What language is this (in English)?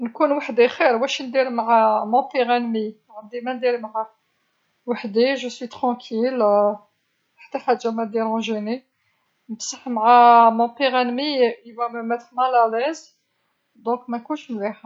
Algerian Arabic